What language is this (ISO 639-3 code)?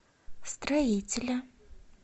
rus